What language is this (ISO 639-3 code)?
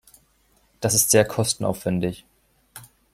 deu